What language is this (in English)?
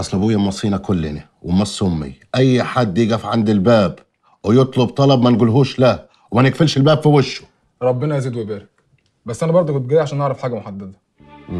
Arabic